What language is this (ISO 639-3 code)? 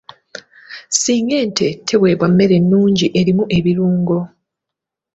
lug